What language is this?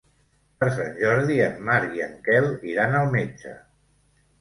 Catalan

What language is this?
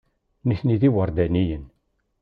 Kabyle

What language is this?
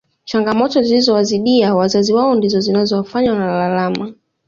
Swahili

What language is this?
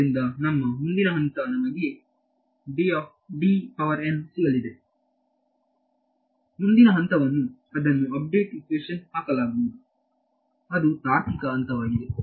Kannada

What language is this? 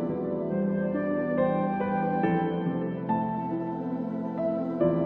Japanese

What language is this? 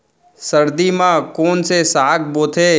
Chhattisgarhi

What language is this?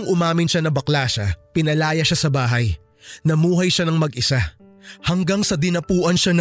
Filipino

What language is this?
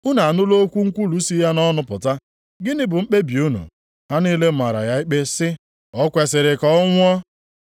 Igbo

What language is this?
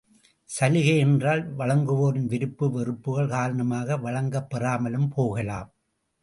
Tamil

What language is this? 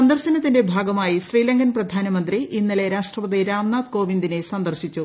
Malayalam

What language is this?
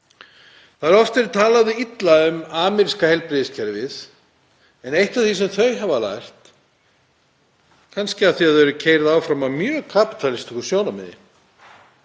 Icelandic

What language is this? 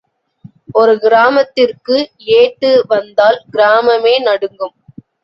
Tamil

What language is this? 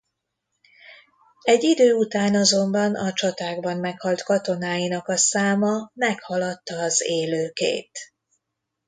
Hungarian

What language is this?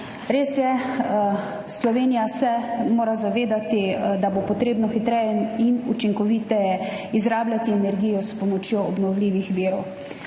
Slovenian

